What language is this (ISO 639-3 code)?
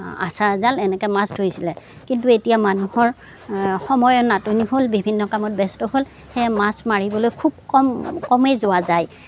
asm